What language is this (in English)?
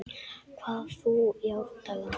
Icelandic